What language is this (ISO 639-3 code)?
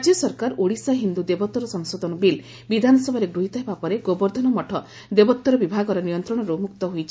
ori